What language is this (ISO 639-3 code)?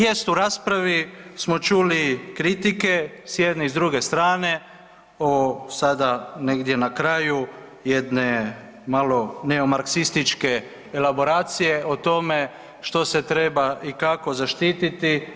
hrv